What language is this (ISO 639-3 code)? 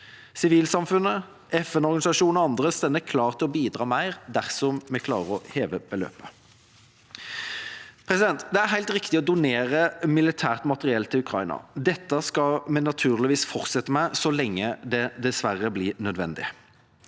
nor